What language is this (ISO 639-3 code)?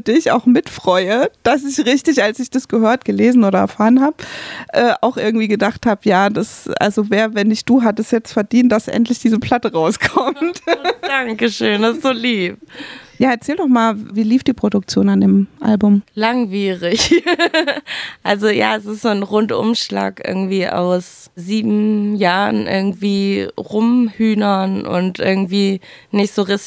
deu